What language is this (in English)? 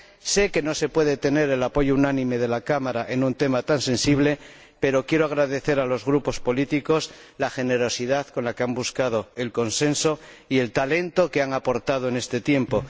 Spanish